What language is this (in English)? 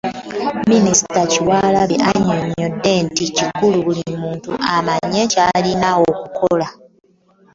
Ganda